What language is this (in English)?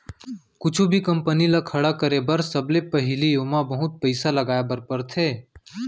Chhattisgarhi